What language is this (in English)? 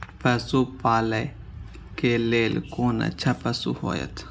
Maithili